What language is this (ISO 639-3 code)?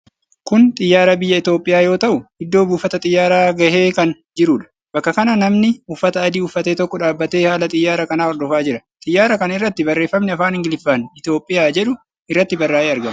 orm